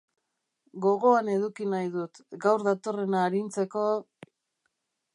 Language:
Basque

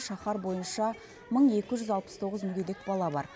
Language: Kazakh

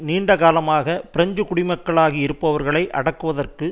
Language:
Tamil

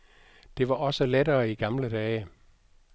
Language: Danish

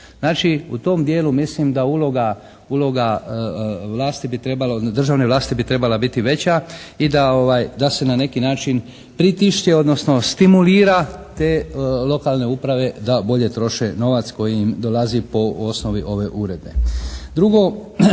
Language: Croatian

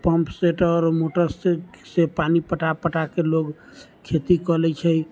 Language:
Maithili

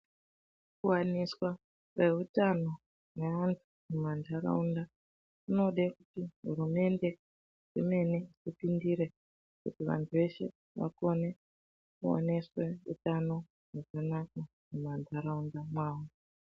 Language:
Ndau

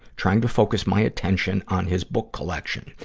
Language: English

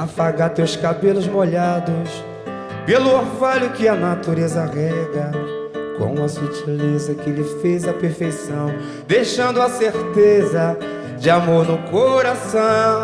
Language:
Portuguese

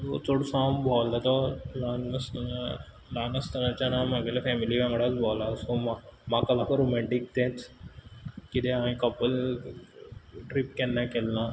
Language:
Konkani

